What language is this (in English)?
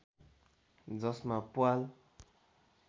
Nepali